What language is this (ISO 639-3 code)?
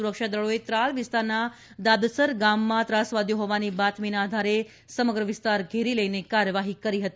guj